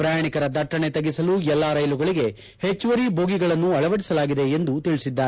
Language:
Kannada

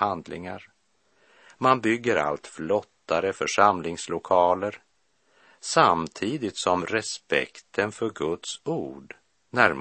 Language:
Swedish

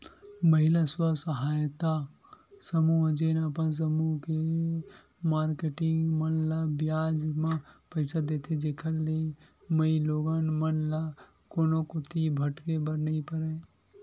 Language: Chhattisgarhi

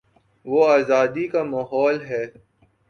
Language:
Urdu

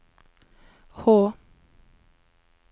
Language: Norwegian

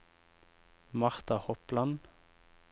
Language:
Norwegian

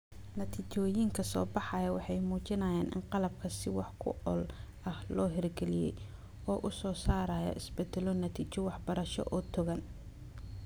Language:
Somali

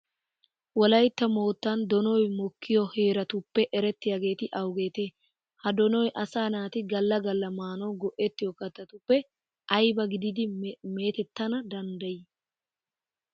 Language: Wolaytta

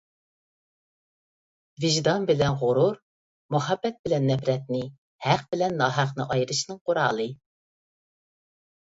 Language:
Uyghur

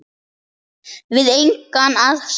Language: Icelandic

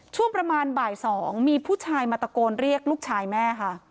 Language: Thai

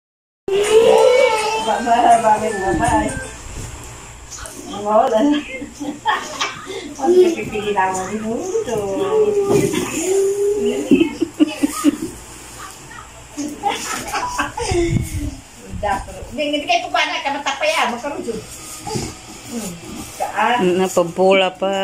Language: Indonesian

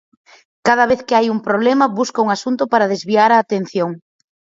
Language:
Galician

